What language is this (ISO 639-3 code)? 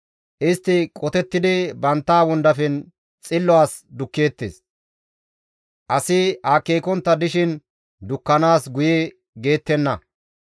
gmv